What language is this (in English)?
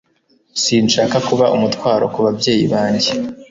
Kinyarwanda